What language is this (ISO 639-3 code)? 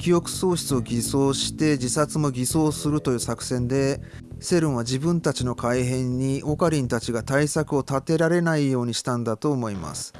jpn